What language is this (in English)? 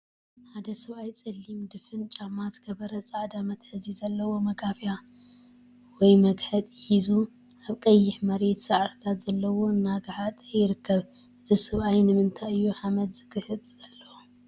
Tigrinya